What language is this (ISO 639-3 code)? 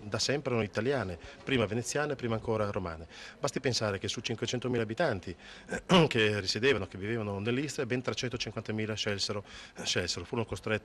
ita